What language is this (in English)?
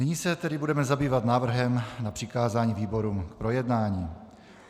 Czech